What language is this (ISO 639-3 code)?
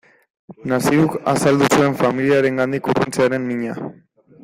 eus